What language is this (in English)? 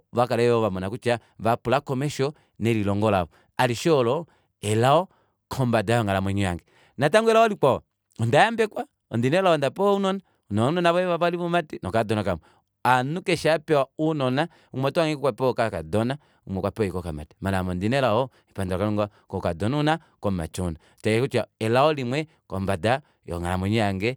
Kuanyama